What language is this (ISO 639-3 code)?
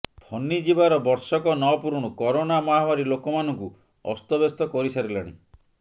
ori